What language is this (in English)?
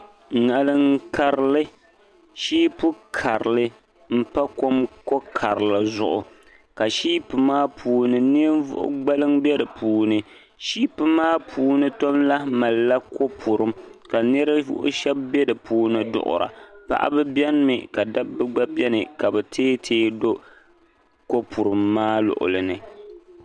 Dagbani